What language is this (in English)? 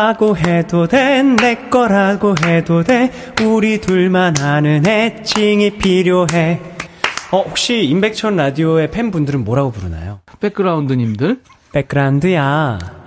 Korean